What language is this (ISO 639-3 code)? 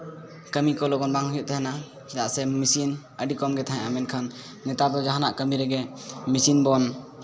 sat